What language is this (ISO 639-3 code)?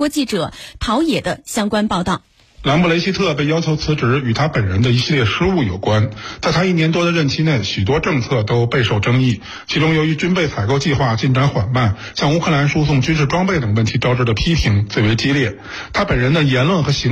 zho